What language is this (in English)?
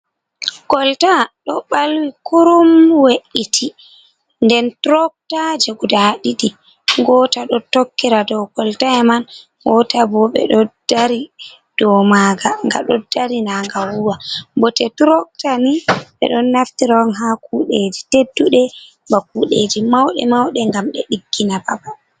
Fula